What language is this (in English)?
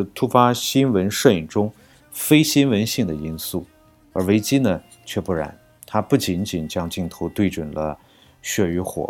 Chinese